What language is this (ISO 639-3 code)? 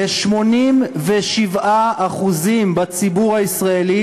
heb